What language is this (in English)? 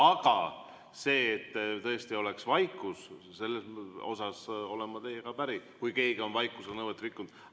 Estonian